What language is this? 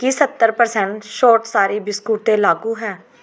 Punjabi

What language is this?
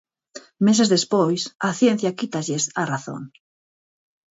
Galician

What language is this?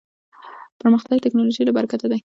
Pashto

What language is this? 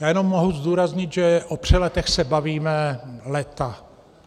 Czech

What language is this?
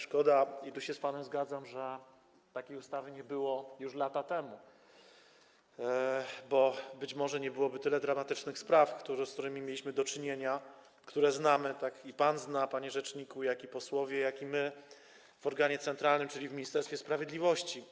Polish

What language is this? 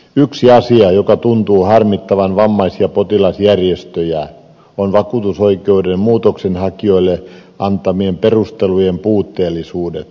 Finnish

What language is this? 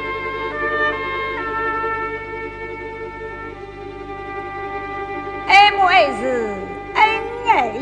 Chinese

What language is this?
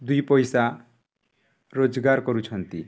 Odia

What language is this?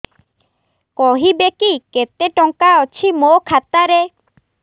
Odia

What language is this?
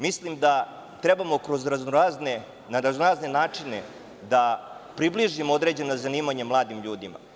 Serbian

